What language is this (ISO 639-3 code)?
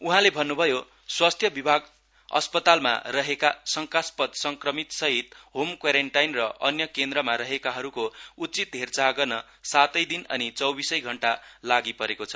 nep